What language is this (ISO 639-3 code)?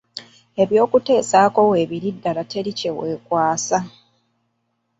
lug